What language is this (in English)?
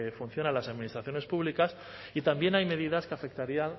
Spanish